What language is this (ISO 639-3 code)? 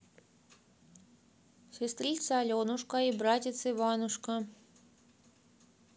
rus